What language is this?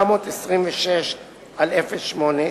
Hebrew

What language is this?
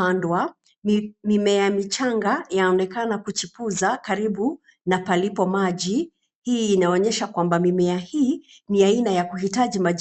Swahili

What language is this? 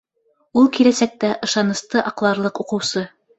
Bashkir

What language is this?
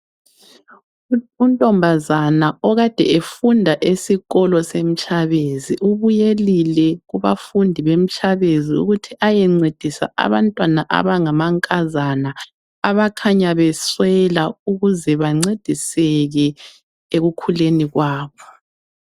North Ndebele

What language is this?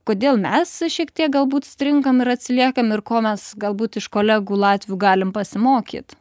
Lithuanian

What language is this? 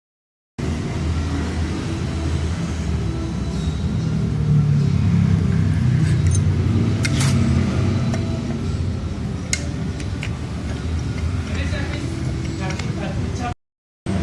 Indonesian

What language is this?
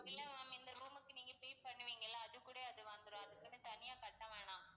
Tamil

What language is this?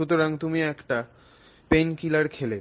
Bangla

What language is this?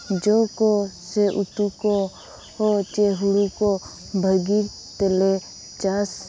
Santali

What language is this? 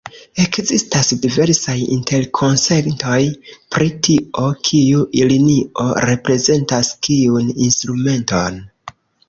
Esperanto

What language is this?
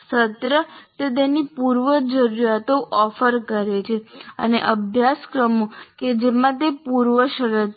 Gujarati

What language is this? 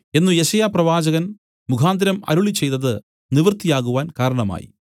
Malayalam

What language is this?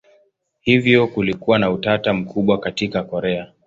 Swahili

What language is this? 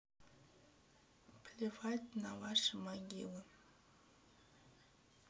Russian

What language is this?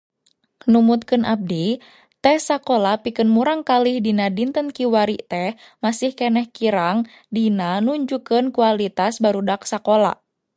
Sundanese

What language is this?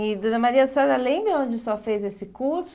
Portuguese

